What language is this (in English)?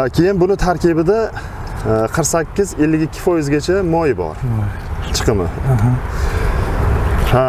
Turkish